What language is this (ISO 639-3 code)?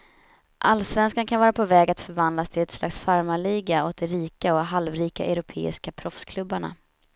swe